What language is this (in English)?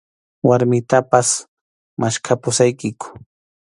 Arequipa-La Unión Quechua